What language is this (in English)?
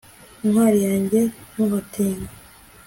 Kinyarwanda